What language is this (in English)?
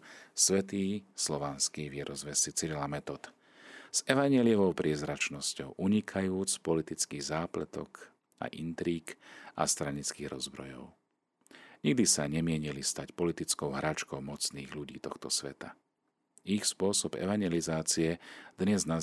Slovak